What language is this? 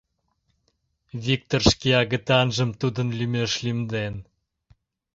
Mari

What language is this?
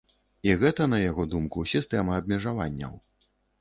Belarusian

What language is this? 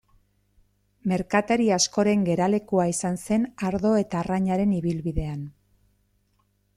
Basque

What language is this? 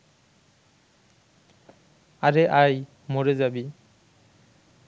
Bangla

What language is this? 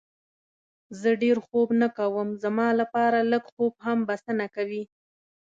Pashto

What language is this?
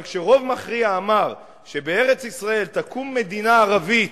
Hebrew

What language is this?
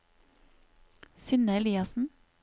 Norwegian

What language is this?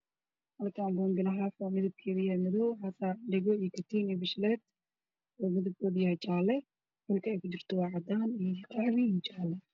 Somali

